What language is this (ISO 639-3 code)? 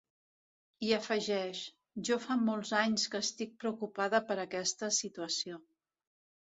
cat